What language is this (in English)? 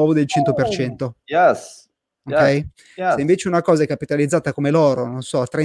Italian